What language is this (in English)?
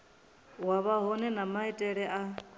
Venda